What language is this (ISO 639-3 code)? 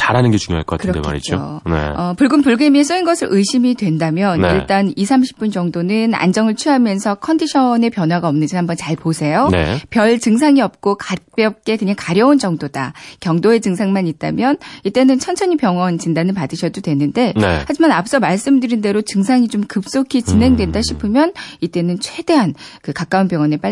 kor